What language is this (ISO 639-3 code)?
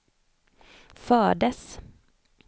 swe